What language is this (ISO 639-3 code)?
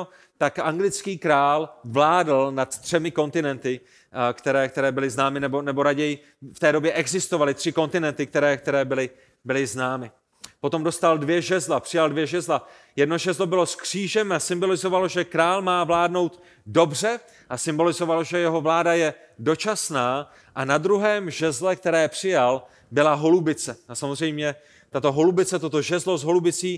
ces